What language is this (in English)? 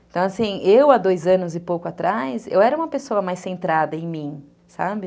Portuguese